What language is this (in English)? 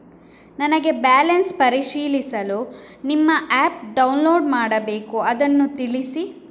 Kannada